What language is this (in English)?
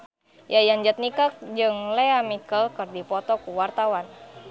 Sundanese